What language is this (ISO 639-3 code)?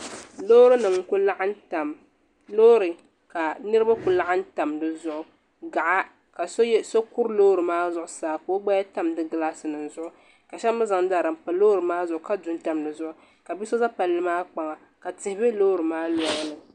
dag